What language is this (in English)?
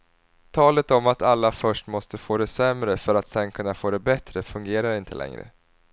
Swedish